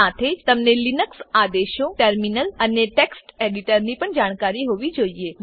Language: Gujarati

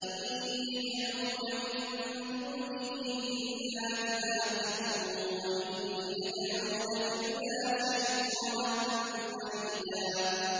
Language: Arabic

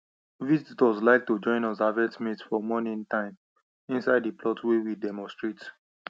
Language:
Nigerian Pidgin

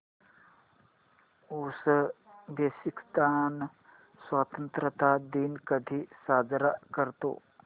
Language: Marathi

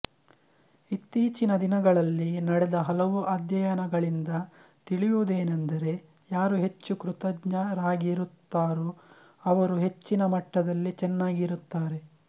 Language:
Kannada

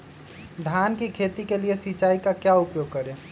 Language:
Magahi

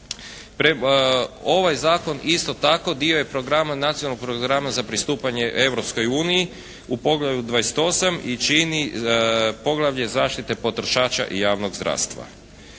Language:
Croatian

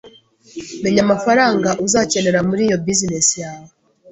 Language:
Kinyarwanda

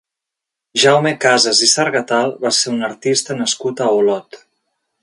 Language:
Catalan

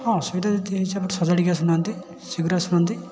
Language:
Odia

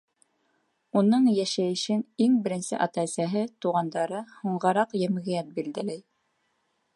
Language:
Bashkir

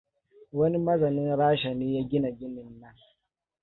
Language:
Hausa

